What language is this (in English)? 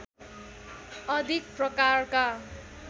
Nepali